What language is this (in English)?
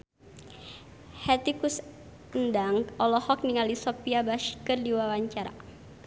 Sundanese